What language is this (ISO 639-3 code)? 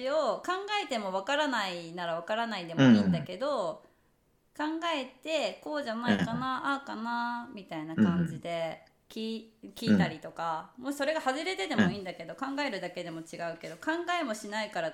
jpn